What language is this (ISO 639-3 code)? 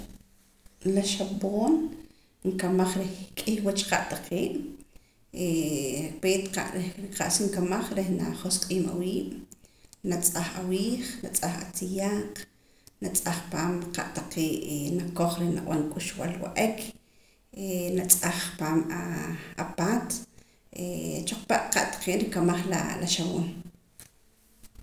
poc